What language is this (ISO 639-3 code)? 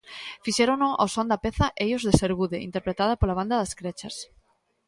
glg